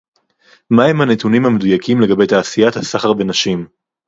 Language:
Hebrew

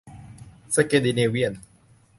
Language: Thai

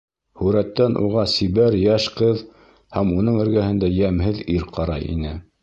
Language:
Bashkir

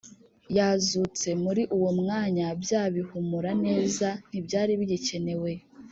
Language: Kinyarwanda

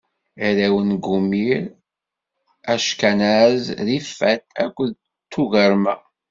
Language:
Kabyle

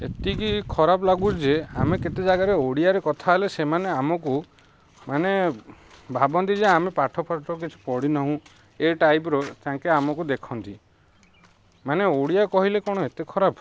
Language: Odia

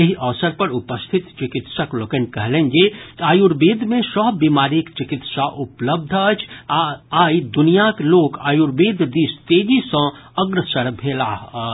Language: Maithili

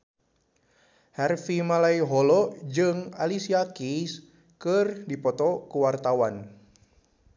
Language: Sundanese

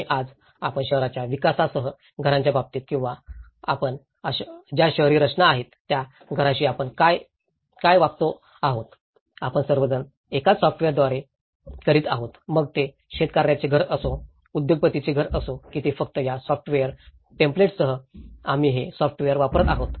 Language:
Marathi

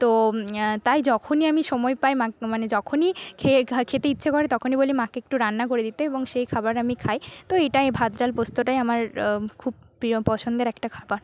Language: Bangla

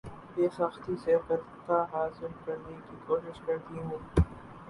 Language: Urdu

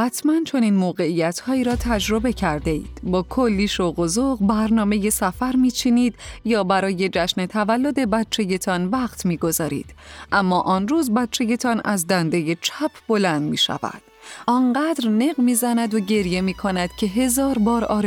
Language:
Persian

